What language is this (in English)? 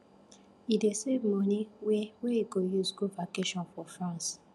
Nigerian Pidgin